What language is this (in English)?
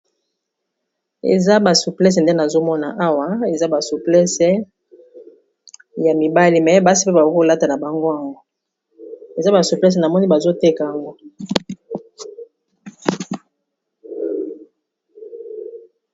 Lingala